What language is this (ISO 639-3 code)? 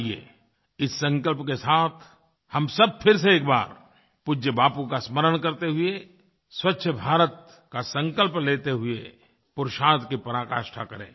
hin